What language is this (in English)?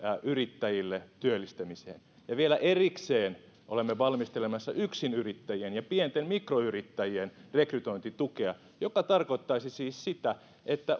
Finnish